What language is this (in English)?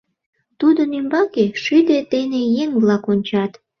Mari